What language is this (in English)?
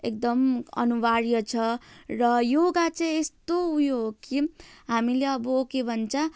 Nepali